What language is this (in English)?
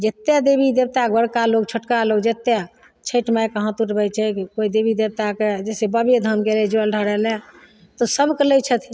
Maithili